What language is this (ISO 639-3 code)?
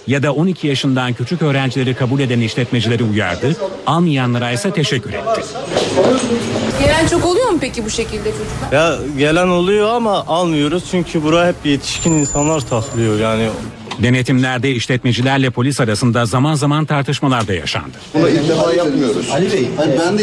tur